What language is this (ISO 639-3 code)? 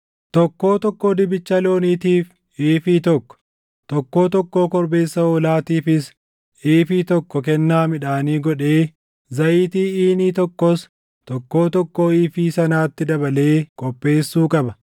orm